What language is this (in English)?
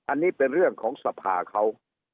Thai